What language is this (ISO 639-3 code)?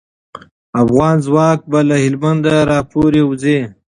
pus